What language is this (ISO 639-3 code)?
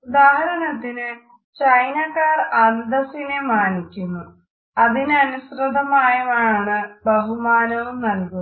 mal